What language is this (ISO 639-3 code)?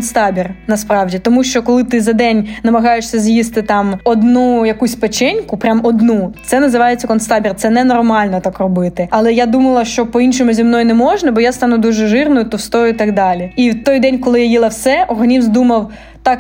ukr